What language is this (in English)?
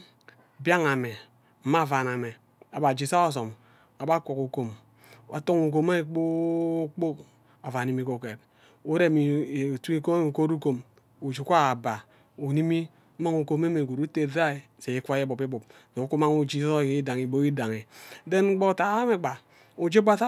Ubaghara